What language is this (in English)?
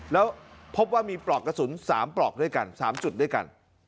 Thai